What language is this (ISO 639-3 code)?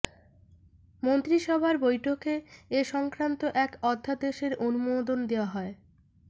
ben